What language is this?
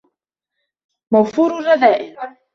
Arabic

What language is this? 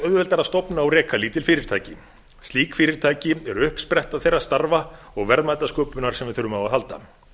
Icelandic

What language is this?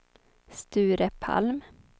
Swedish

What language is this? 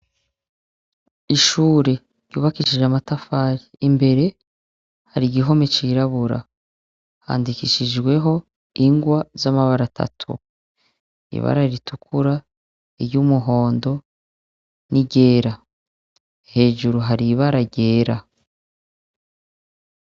Rundi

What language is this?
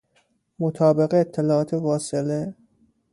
Persian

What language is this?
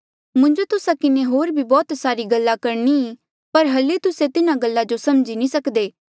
Mandeali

